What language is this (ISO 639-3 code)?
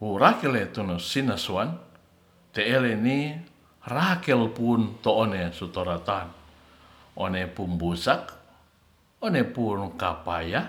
rth